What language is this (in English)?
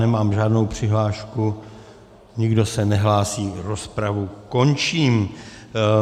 Czech